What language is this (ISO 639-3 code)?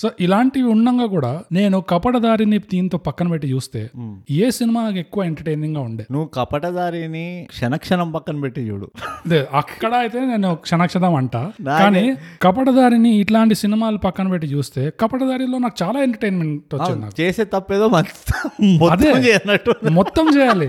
tel